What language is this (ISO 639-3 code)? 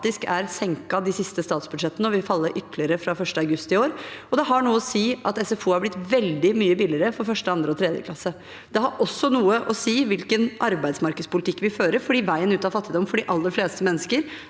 nor